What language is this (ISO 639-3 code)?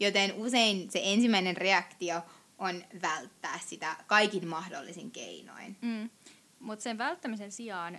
fin